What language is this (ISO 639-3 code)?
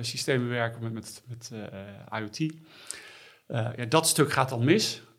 nld